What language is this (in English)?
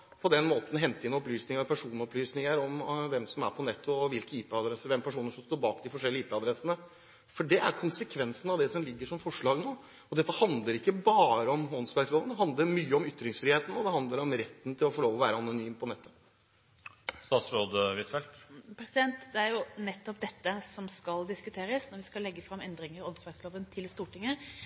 Norwegian Bokmål